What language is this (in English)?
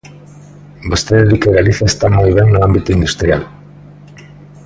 Galician